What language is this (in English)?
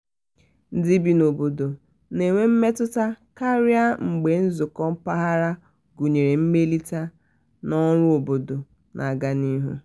Igbo